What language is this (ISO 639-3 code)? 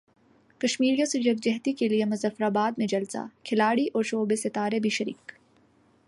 urd